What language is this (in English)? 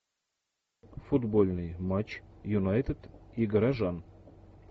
Russian